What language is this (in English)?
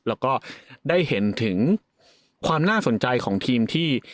Thai